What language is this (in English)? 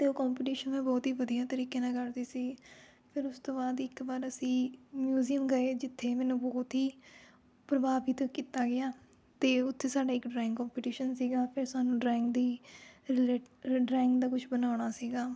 Punjabi